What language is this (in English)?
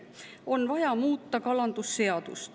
Estonian